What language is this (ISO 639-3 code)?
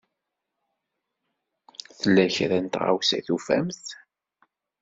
kab